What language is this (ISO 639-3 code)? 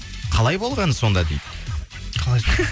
kaz